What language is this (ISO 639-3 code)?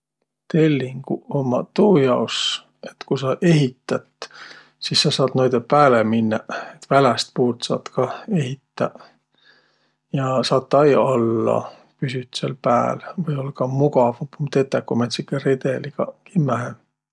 vro